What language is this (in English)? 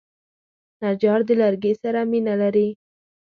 Pashto